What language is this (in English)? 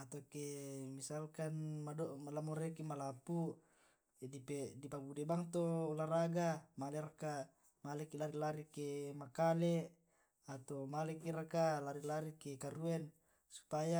Tae'